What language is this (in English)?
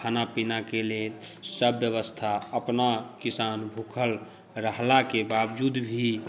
Maithili